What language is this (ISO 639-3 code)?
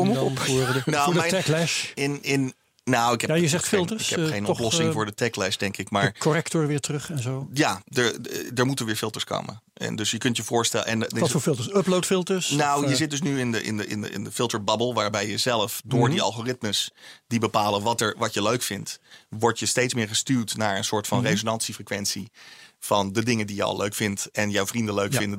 nld